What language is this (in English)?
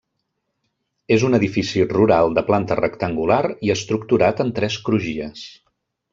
Catalan